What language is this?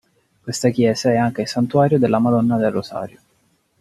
Italian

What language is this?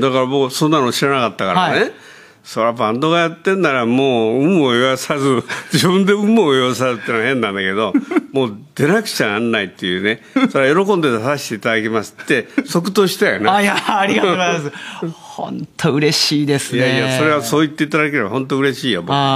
Japanese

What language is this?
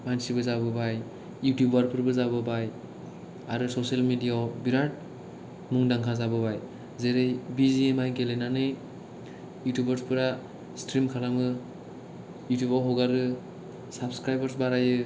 Bodo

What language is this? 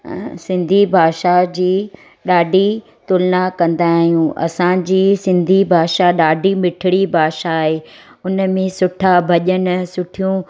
Sindhi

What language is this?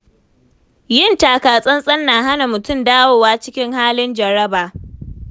Hausa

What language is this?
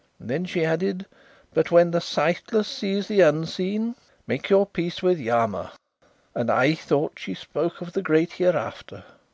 English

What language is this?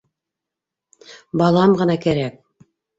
Bashkir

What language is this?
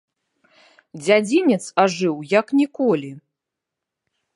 Belarusian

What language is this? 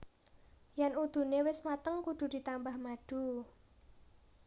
Javanese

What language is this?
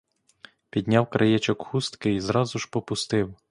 Ukrainian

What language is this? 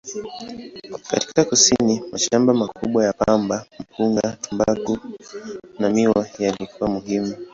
Swahili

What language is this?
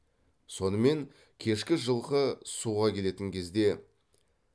Kazakh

